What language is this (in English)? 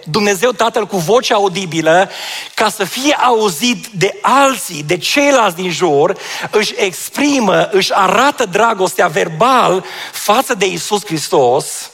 Romanian